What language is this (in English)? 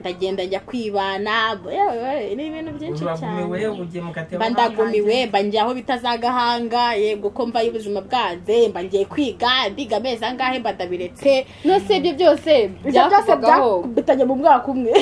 Romanian